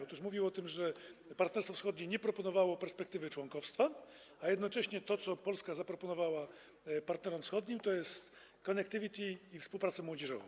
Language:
Polish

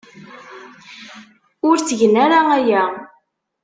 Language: Kabyle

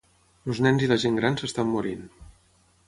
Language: Catalan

